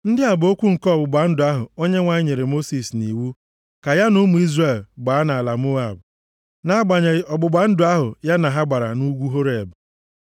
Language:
Igbo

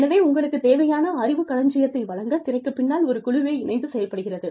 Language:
Tamil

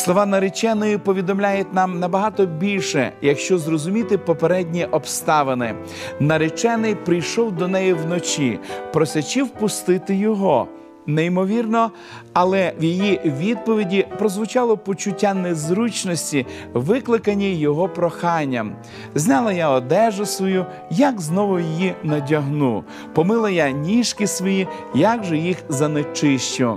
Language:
Ukrainian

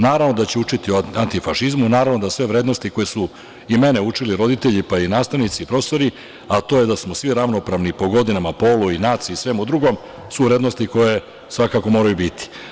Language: Serbian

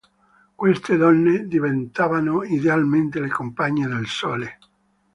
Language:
Italian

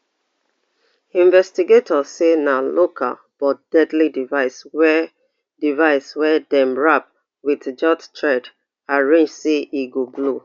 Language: Nigerian Pidgin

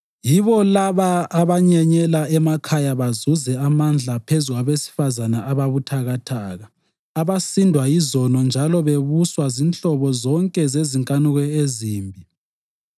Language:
North Ndebele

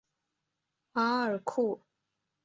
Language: Chinese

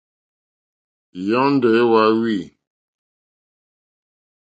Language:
Mokpwe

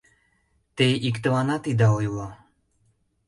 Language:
Mari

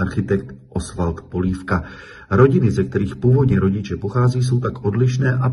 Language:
Czech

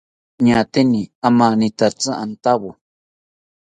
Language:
South Ucayali Ashéninka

